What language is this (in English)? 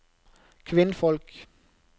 Norwegian